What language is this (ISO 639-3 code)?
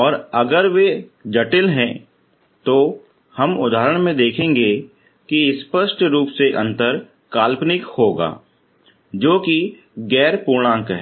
hin